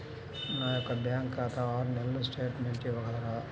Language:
Telugu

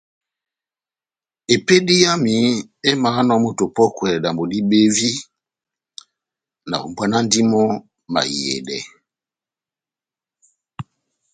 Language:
Batanga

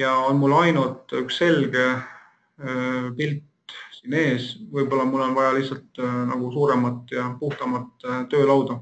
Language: Finnish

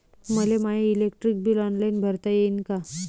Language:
Marathi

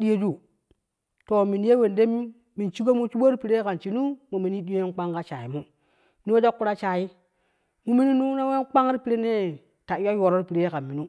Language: Kushi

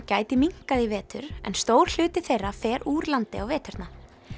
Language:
Icelandic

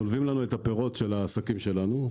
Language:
Hebrew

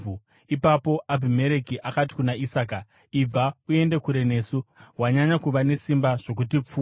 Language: Shona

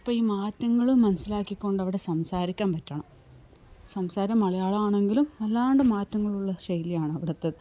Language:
Malayalam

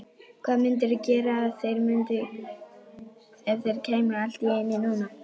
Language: Icelandic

